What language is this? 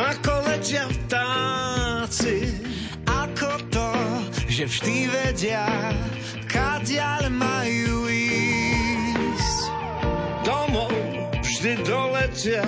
Slovak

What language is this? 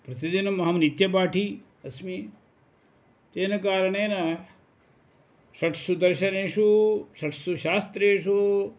Sanskrit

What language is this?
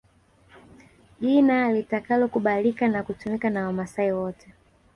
Swahili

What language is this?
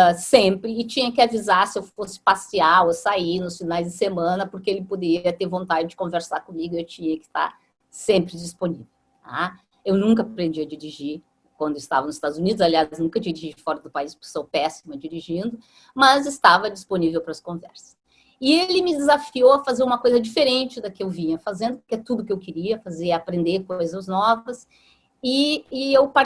Portuguese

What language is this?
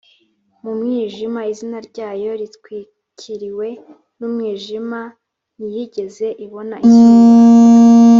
Kinyarwanda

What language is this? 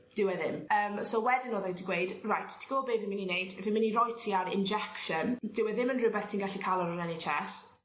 Welsh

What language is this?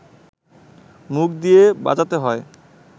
Bangla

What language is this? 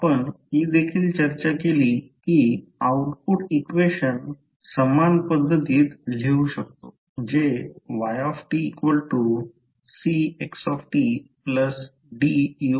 Marathi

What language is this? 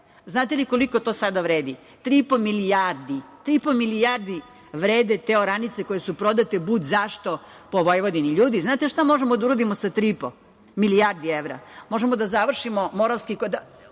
Serbian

